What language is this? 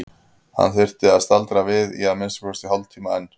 Icelandic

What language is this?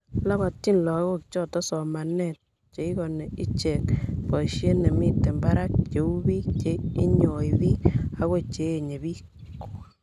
Kalenjin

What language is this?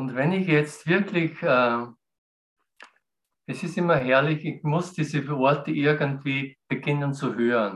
German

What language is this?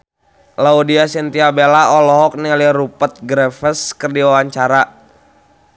Sundanese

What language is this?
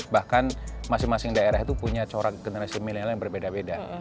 Indonesian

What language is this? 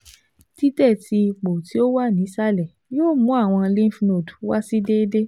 Yoruba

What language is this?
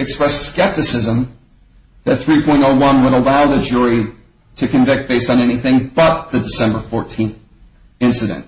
English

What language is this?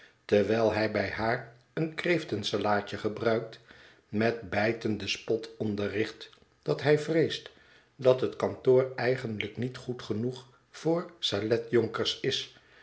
Dutch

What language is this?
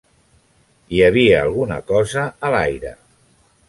Catalan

